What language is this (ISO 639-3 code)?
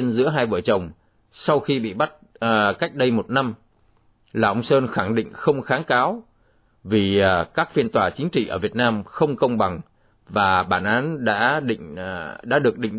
vie